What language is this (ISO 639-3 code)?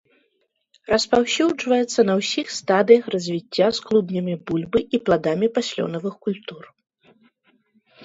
bel